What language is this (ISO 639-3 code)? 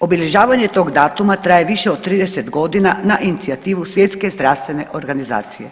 hrv